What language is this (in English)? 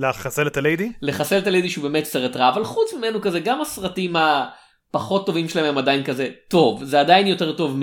Hebrew